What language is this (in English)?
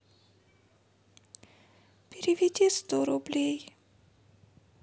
Russian